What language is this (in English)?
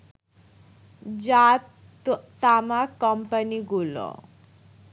Bangla